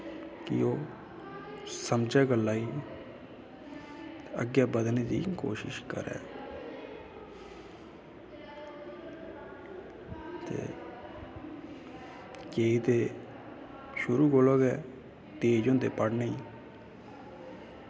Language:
Dogri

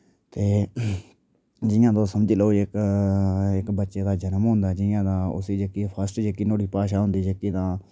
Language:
Dogri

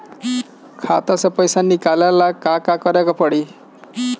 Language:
Bhojpuri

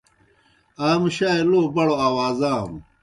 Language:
Kohistani Shina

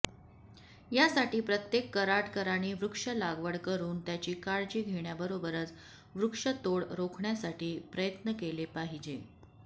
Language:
Marathi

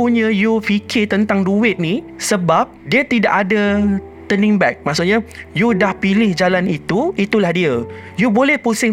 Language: Malay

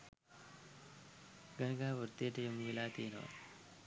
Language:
Sinhala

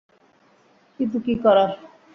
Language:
Bangla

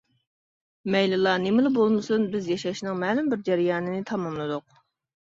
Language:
Uyghur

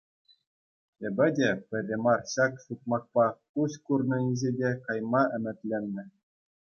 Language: Chuvash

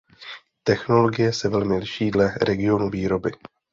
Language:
Czech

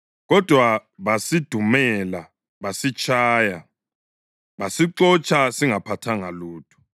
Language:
North Ndebele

